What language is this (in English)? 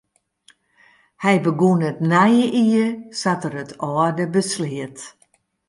Western Frisian